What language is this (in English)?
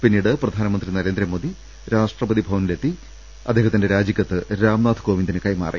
Malayalam